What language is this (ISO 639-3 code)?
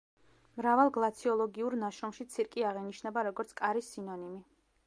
kat